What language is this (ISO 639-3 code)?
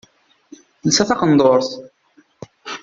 kab